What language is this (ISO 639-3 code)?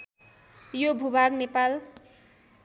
nep